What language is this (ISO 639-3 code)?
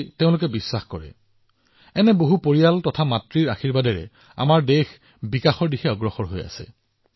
asm